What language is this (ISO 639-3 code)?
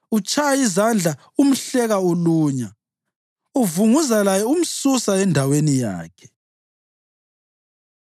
nde